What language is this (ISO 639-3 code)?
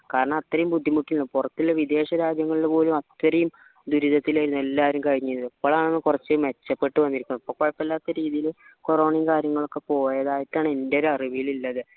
mal